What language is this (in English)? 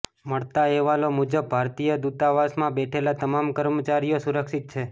Gujarati